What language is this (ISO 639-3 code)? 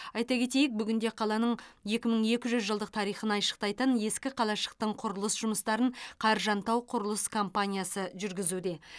kaz